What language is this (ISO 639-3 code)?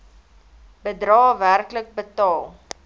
afr